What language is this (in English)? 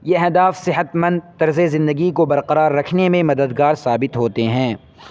Urdu